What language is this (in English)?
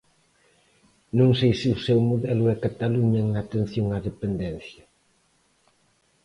Galician